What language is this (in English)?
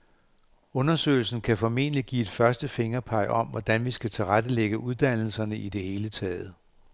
Danish